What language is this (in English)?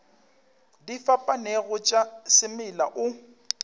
Northern Sotho